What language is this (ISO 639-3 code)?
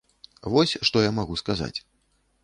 bel